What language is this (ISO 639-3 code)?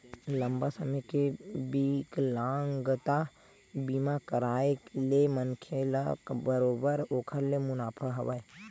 hne